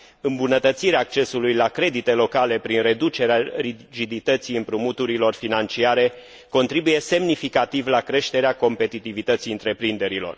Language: Romanian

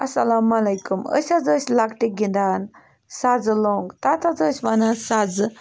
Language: Kashmiri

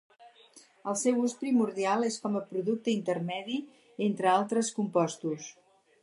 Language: Catalan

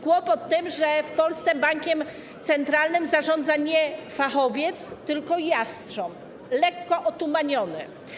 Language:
Polish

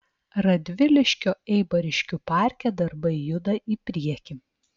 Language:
Lithuanian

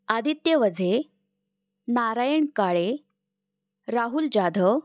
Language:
Marathi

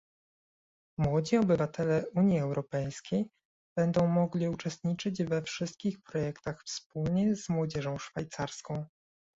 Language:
Polish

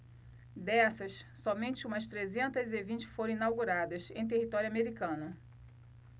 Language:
Portuguese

